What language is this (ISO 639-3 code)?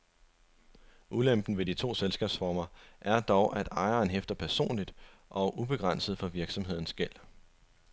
dan